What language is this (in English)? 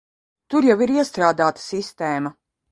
Latvian